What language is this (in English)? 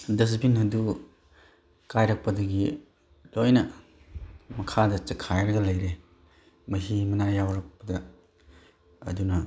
Manipuri